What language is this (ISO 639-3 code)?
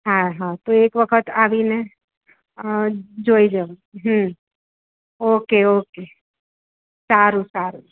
guj